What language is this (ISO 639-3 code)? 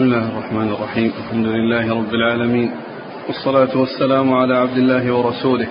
ara